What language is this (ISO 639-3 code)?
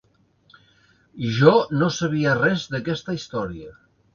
cat